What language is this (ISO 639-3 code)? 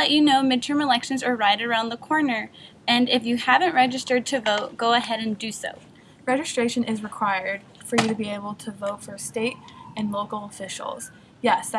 eng